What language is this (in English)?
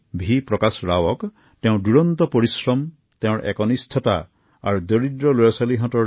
Assamese